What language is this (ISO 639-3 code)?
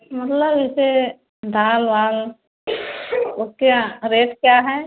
hin